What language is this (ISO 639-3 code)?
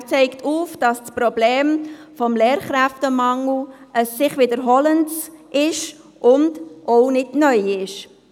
gsw